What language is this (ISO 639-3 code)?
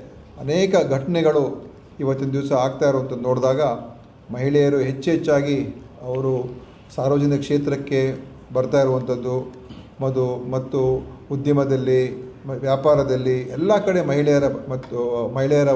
kan